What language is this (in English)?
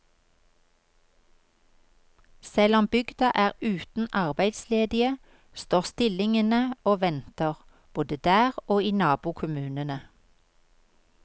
Norwegian